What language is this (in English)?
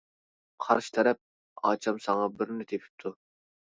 Uyghur